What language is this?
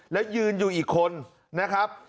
Thai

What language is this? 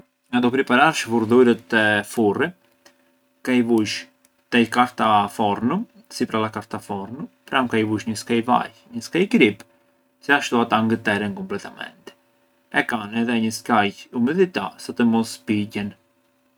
Arbëreshë Albanian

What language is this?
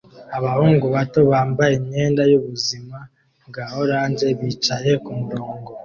Kinyarwanda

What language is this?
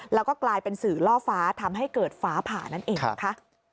Thai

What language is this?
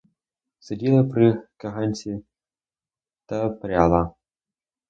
Ukrainian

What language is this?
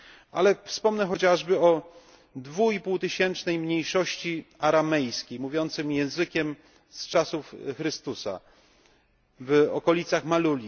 Polish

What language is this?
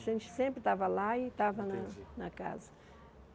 Portuguese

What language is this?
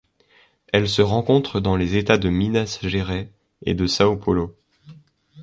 French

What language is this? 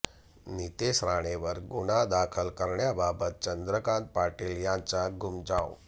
Marathi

